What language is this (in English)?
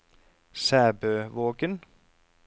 Norwegian